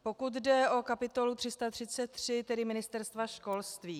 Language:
Czech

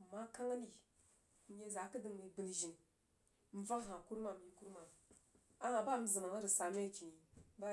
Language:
Jiba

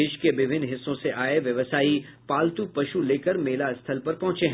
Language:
Hindi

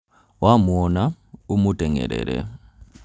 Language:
Kikuyu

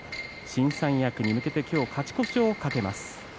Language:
Japanese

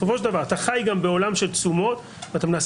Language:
Hebrew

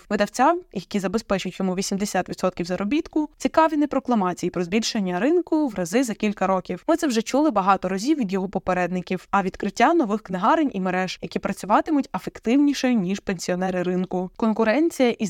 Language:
Ukrainian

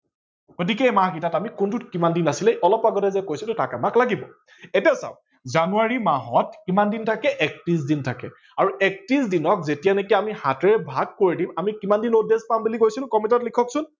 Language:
Assamese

